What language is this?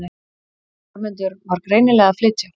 Icelandic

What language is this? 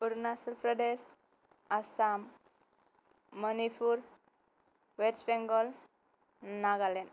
Bodo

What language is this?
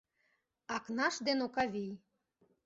Mari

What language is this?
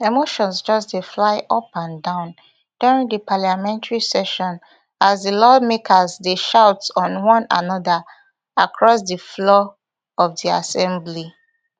Nigerian Pidgin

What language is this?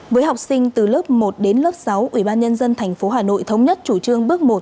Vietnamese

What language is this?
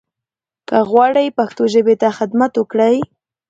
Pashto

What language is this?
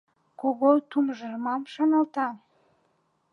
Mari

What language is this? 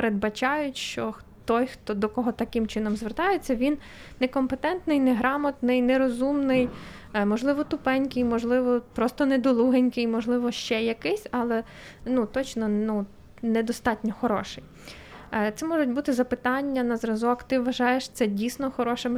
Ukrainian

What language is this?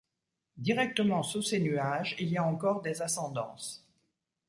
French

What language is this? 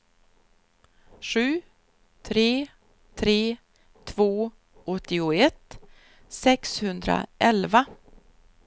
Swedish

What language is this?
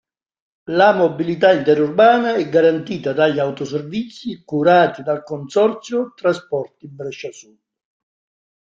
Italian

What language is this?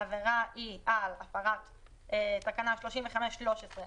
Hebrew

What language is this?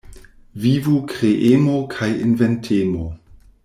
Esperanto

